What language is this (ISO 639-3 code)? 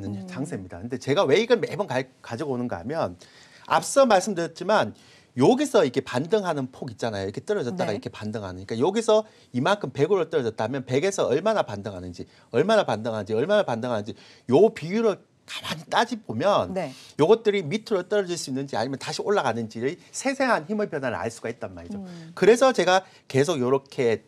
kor